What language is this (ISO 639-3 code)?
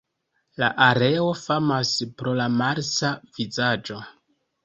epo